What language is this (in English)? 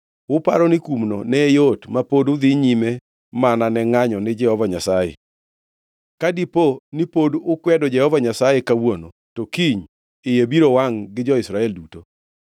Luo (Kenya and Tanzania)